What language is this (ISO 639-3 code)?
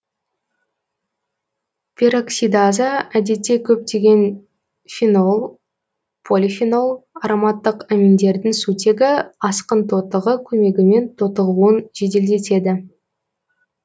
kaz